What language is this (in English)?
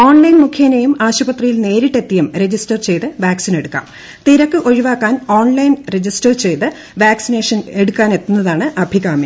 Malayalam